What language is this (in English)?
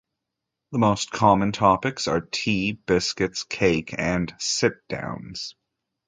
English